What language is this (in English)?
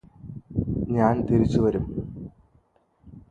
Malayalam